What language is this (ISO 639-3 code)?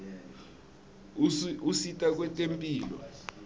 ssw